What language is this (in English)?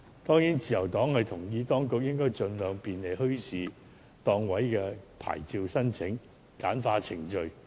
Cantonese